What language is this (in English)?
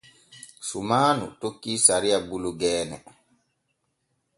Borgu Fulfulde